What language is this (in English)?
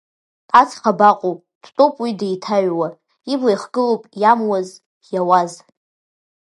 Abkhazian